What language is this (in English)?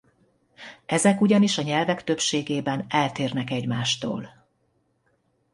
Hungarian